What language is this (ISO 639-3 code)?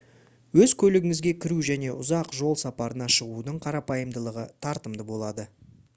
kaz